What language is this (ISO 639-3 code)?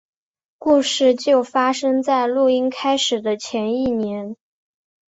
zho